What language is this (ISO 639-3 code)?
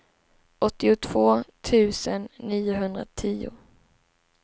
swe